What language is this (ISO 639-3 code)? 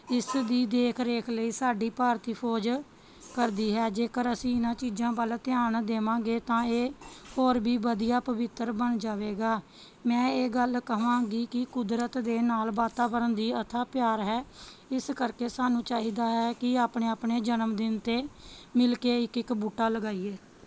pan